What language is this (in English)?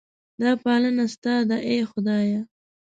Pashto